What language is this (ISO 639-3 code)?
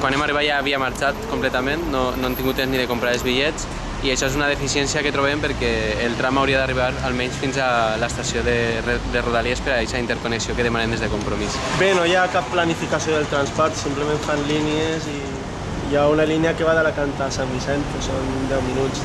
cat